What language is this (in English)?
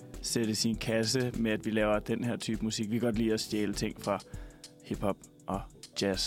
Danish